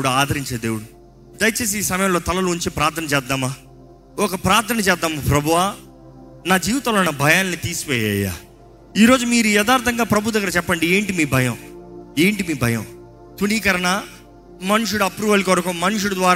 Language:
Telugu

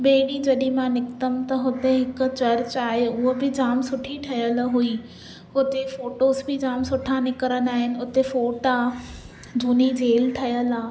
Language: Sindhi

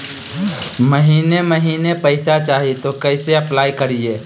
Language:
Magahi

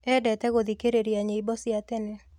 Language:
Kikuyu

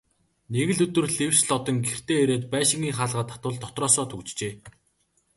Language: Mongolian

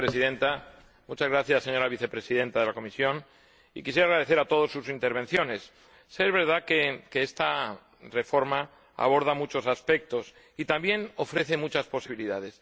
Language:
Spanish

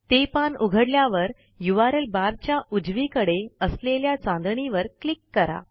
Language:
Marathi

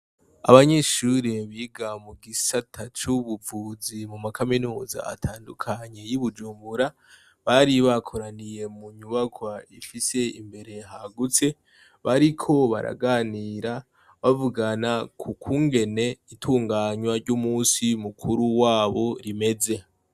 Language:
Rundi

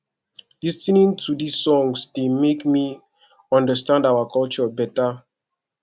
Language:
Nigerian Pidgin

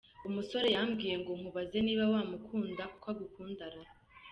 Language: Kinyarwanda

